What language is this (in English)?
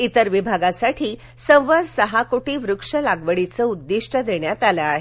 Marathi